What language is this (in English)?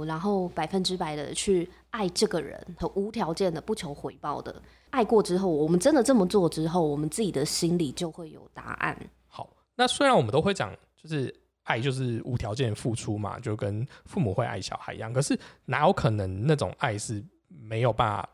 Chinese